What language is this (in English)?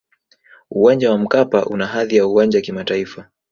Swahili